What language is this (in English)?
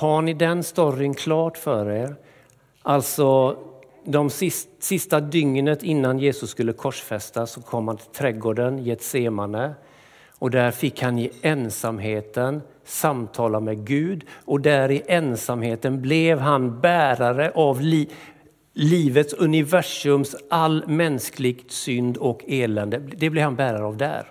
Swedish